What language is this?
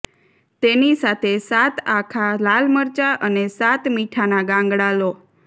Gujarati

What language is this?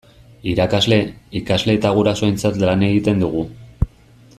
Basque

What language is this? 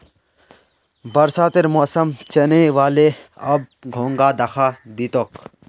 Magahi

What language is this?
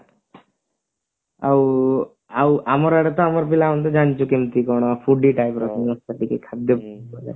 Odia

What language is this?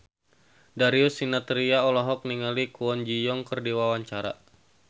Sundanese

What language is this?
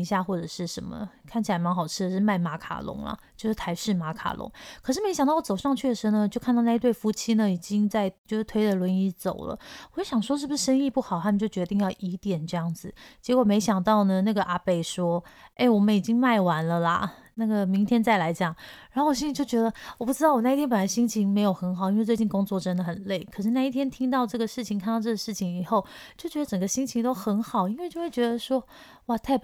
Chinese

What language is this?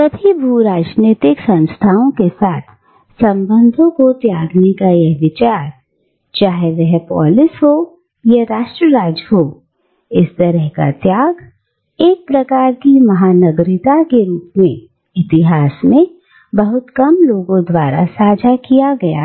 Hindi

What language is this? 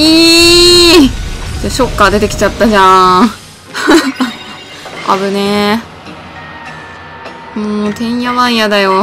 Japanese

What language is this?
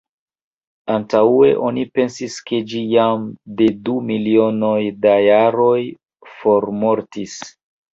Esperanto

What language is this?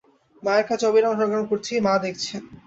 Bangla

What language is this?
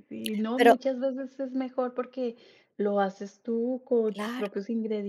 Spanish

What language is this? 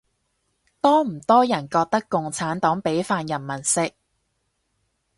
Cantonese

